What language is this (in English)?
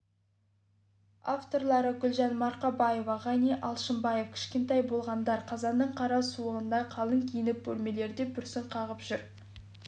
Kazakh